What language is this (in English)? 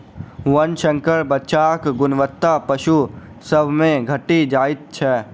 Maithili